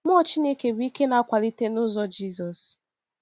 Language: Igbo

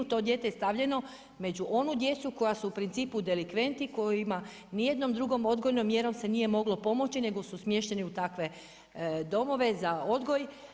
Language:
Croatian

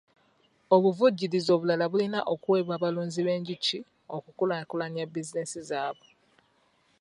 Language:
Ganda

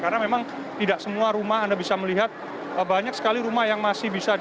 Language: Indonesian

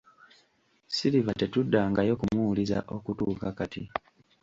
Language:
Ganda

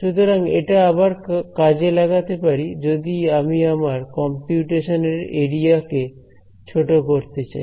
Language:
Bangla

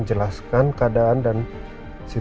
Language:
Indonesian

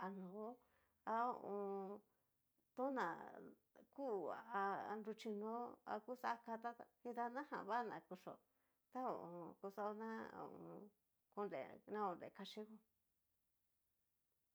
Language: Cacaloxtepec Mixtec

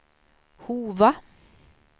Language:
Swedish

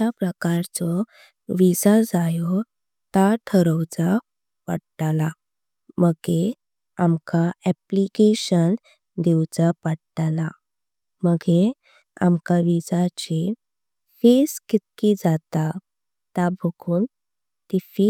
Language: Konkani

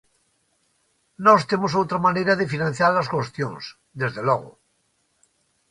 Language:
Galician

